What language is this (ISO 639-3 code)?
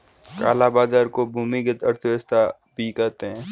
hin